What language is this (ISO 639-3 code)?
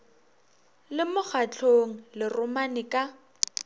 nso